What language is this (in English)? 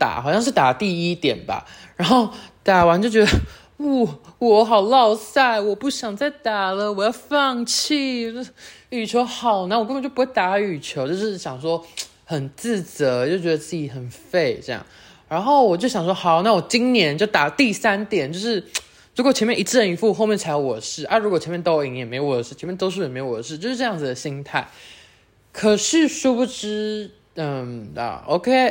Chinese